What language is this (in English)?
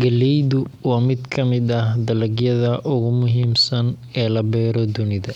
Somali